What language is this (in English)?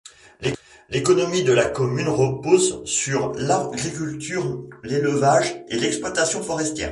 French